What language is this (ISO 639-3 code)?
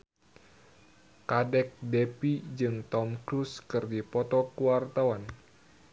sun